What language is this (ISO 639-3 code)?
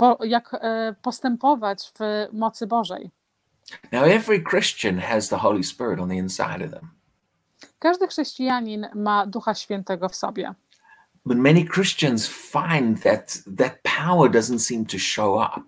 pol